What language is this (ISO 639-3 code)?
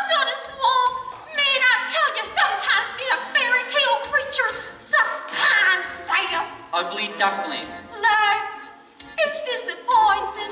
eng